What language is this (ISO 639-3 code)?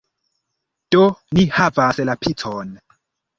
epo